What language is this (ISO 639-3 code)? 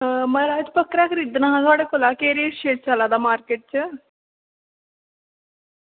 doi